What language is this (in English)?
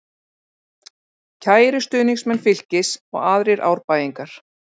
Icelandic